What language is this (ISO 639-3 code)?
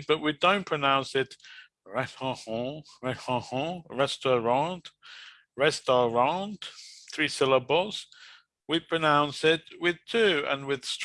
eng